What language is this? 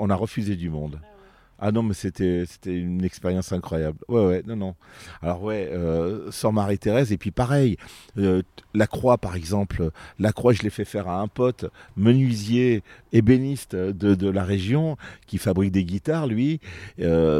French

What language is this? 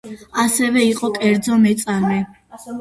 Georgian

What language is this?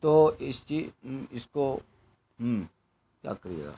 Urdu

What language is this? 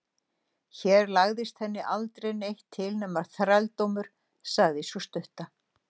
Icelandic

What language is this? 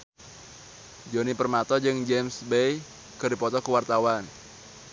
Sundanese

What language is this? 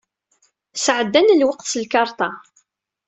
Kabyle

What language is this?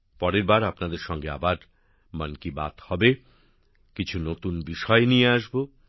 Bangla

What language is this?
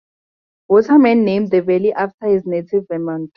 English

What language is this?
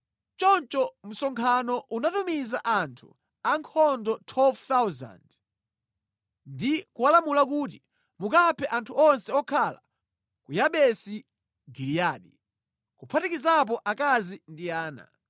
Nyanja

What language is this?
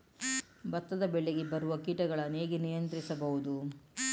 Kannada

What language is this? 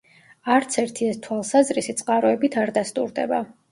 Georgian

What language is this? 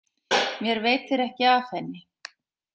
Icelandic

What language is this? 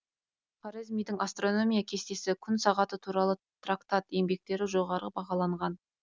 Kazakh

